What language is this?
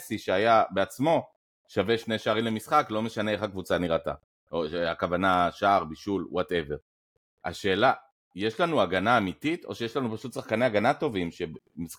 Hebrew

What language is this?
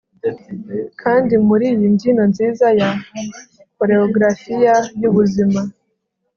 Kinyarwanda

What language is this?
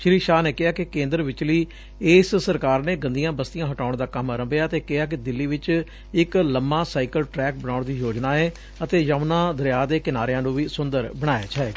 Punjabi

